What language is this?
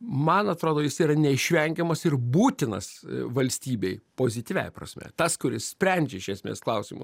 Lithuanian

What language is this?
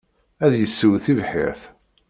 Kabyle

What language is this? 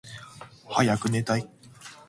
Japanese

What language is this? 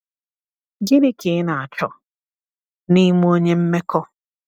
Igbo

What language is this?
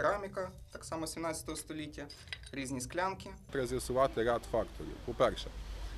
Ukrainian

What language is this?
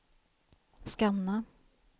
Swedish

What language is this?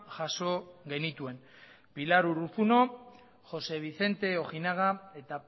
Basque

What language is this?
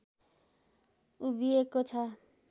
Nepali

